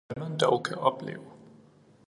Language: Danish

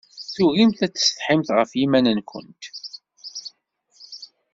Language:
Kabyle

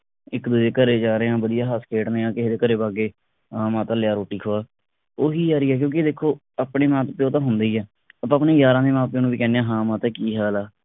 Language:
Punjabi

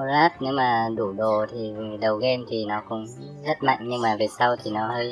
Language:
Vietnamese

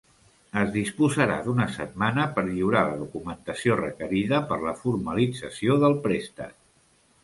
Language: Catalan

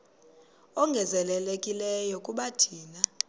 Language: Xhosa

